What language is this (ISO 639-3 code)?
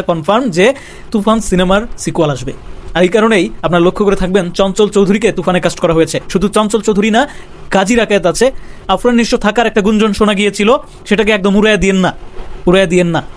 ben